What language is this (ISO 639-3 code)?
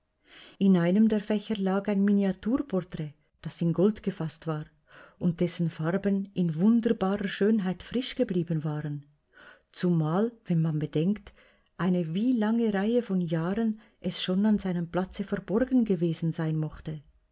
deu